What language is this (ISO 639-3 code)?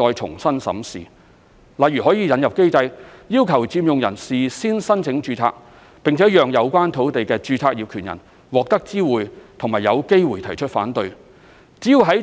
yue